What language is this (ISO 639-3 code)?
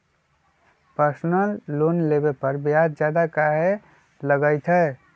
mag